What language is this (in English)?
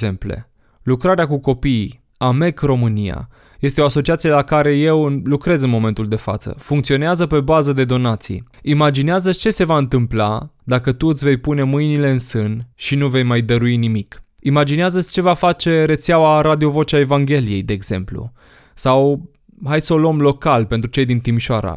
Romanian